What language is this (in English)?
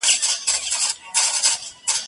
Pashto